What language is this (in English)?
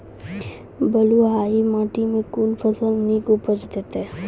Maithili